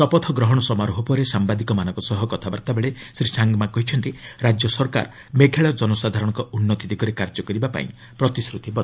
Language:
Odia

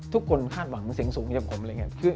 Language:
Thai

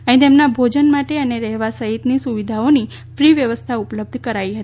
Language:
Gujarati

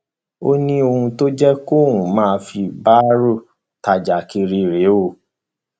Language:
Yoruba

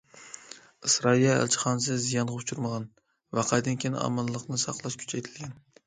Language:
Uyghur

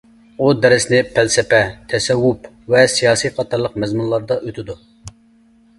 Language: Uyghur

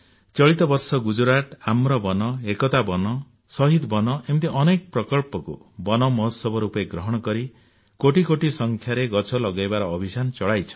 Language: Odia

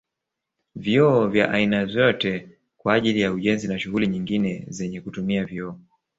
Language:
Swahili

